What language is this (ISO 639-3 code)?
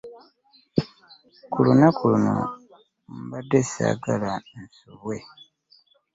lug